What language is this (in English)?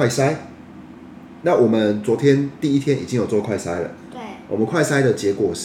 Chinese